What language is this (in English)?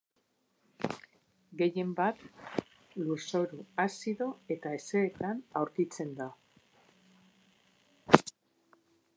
Basque